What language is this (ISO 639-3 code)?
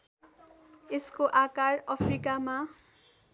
nep